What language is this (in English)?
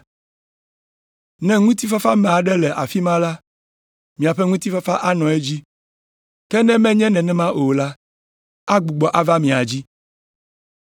Ewe